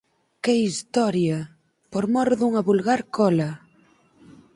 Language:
Galician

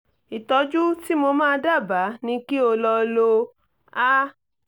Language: Yoruba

